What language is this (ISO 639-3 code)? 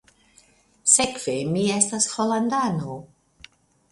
epo